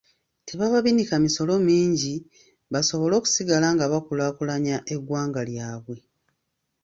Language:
Ganda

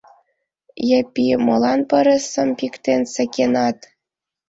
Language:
Mari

